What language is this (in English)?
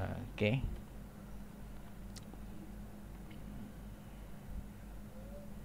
Malay